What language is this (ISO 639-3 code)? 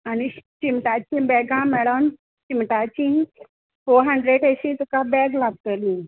kok